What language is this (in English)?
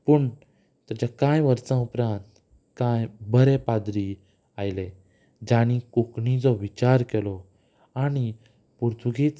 Konkani